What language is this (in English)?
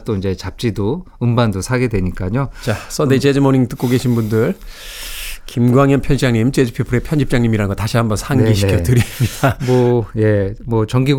Korean